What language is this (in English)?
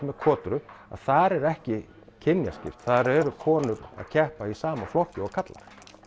Icelandic